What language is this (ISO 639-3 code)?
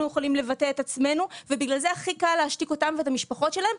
heb